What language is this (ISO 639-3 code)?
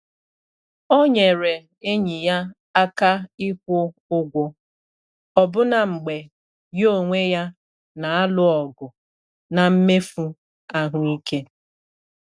ibo